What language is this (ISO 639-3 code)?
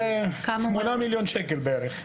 heb